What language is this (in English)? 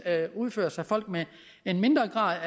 Danish